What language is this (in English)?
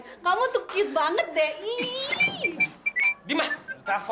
Indonesian